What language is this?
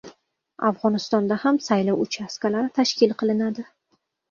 Uzbek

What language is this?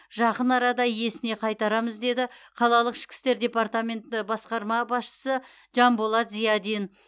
Kazakh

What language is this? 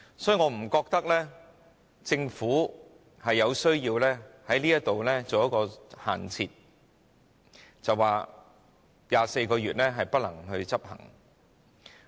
Cantonese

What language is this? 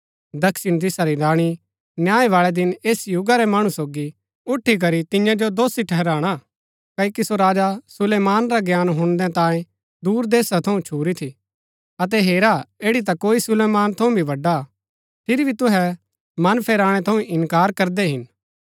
Gaddi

